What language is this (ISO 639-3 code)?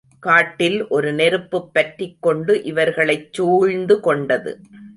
tam